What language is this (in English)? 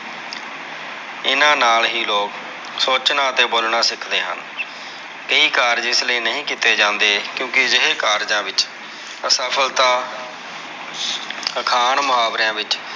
Punjabi